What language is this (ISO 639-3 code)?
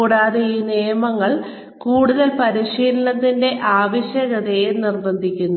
mal